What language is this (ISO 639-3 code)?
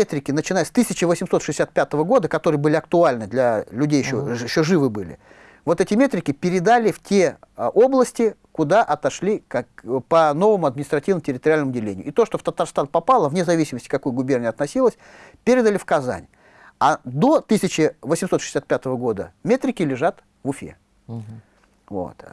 rus